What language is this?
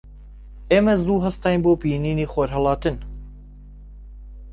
Central Kurdish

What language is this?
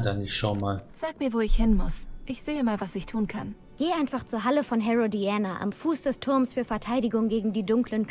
German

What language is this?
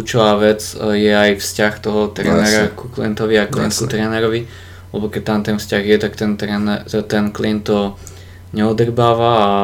Slovak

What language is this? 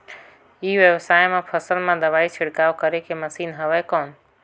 Chhattisgarhi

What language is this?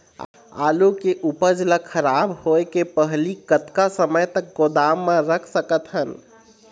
Chhattisgarhi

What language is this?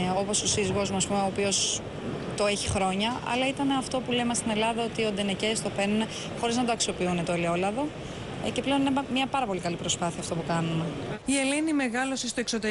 Greek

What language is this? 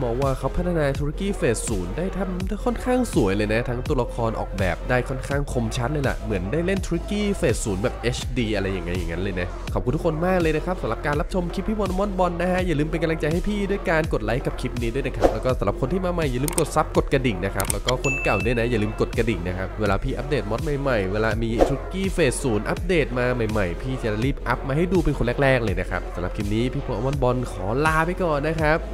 Thai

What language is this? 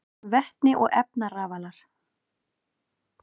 Icelandic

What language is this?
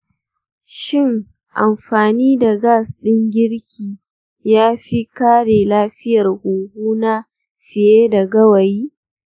Hausa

